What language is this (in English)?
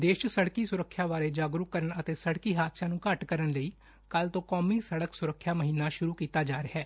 Punjabi